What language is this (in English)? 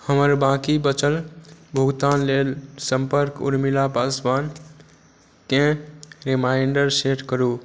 Maithili